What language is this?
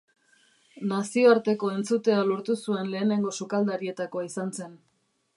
Basque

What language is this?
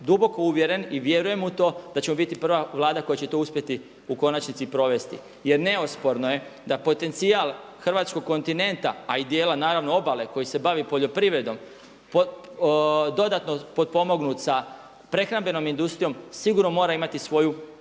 Croatian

